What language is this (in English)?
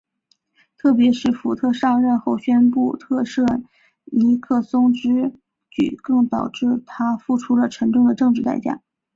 Chinese